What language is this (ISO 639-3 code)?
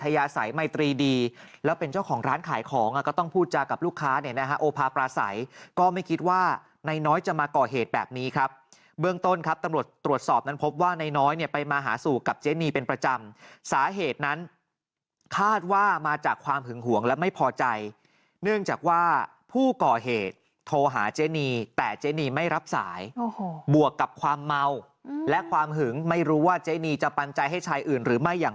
tha